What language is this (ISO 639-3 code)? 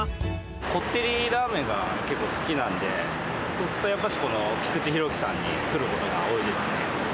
jpn